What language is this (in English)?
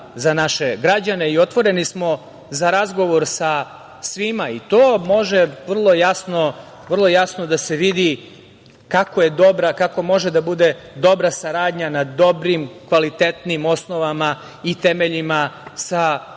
Serbian